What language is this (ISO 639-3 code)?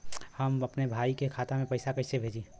bho